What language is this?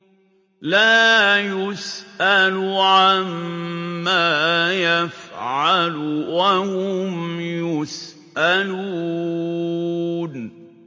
Arabic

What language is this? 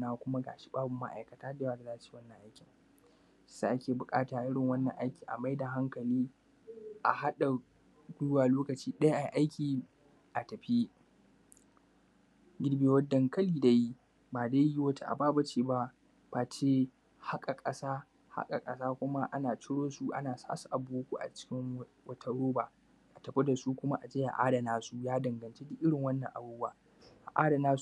Hausa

